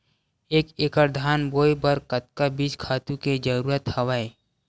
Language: Chhattisgarhi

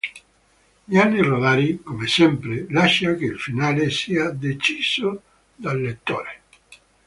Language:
Italian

